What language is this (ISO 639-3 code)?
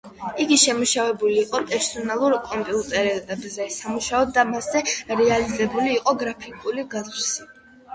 kat